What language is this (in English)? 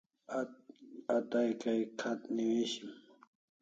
Kalasha